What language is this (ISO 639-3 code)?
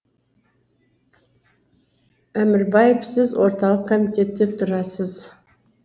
kaz